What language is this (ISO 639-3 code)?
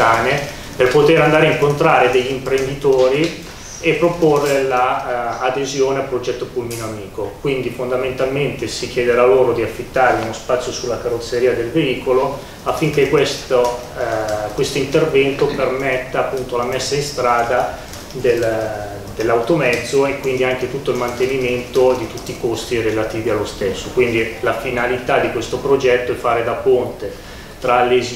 ita